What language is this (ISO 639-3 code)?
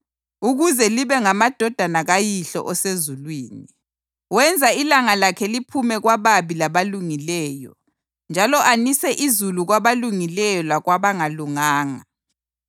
nde